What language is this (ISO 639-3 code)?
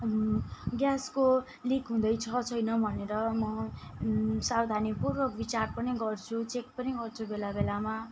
nep